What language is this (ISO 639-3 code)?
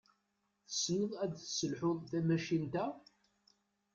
kab